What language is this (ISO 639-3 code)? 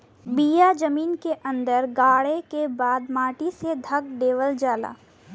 bho